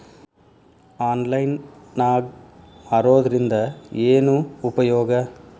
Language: Kannada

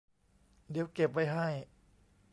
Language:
Thai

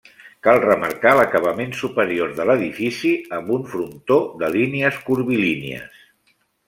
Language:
Catalan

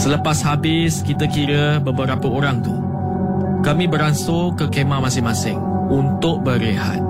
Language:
Malay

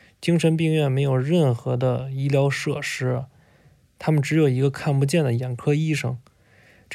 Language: Chinese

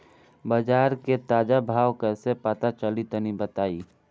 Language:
Bhojpuri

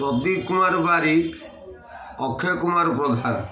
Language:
Odia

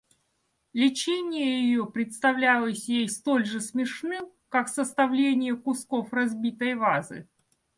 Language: Russian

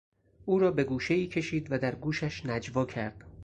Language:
Persian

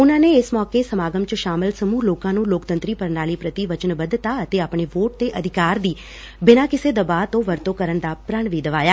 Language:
Punjabi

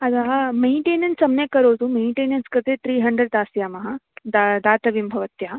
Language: Sanskrit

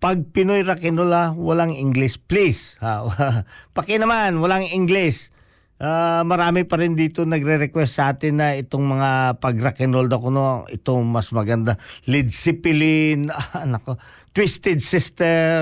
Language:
Filipino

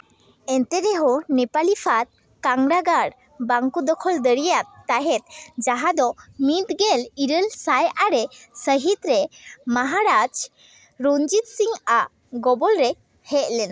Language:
Santali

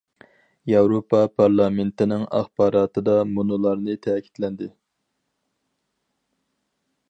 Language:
Uyghur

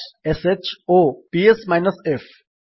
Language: Odia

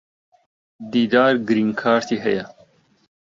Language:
Central Kurdish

